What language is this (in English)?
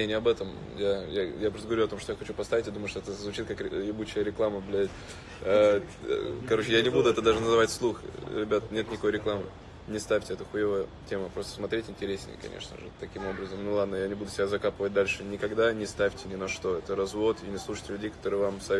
Russian